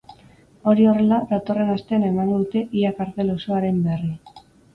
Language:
Basque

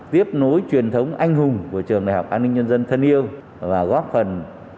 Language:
Vietnamese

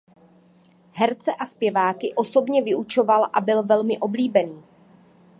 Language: Czech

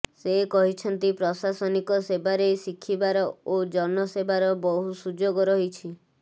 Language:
Odia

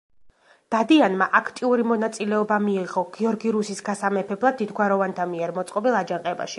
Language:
Georgian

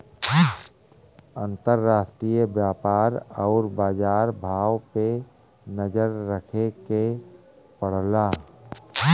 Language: Bhojpuri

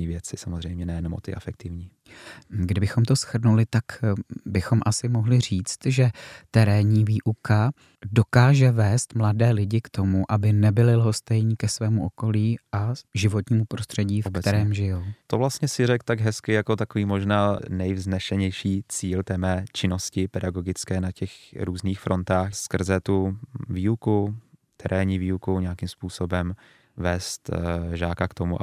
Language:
Czech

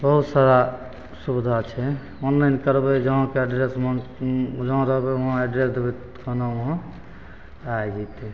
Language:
Maithili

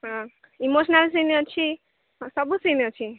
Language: Odia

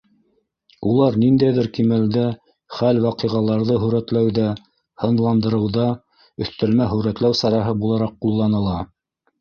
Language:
Bashkir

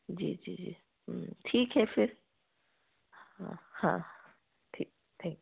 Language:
Hindi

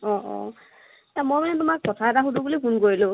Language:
Assamese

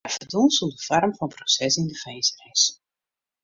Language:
Western Frisian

